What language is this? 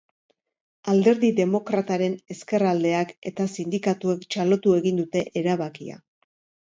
Basque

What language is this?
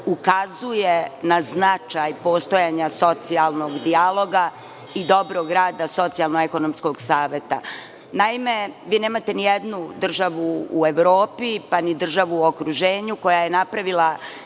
Serbian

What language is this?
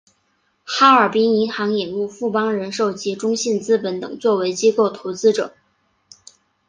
Chinese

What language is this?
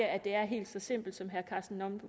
Danish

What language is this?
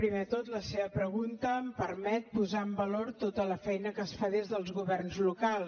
Catalan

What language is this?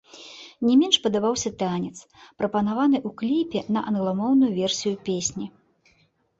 Belarusian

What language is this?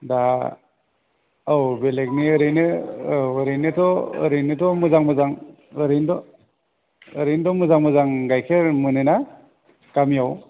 Bodo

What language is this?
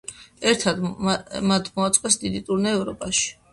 Georgian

